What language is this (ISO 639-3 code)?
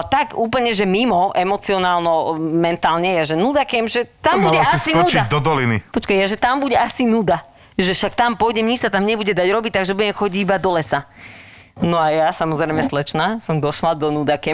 slk